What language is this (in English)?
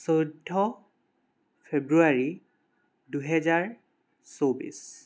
Assamese